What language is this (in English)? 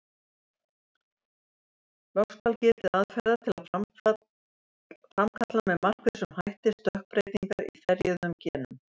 Icelandic